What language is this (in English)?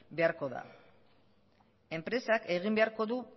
Basque